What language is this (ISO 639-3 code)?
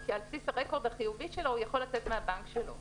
heb